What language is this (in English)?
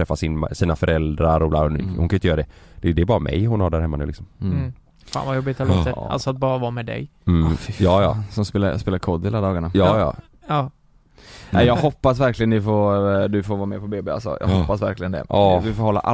Swedish